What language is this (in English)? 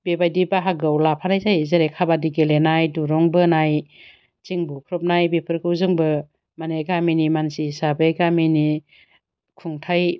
Bodo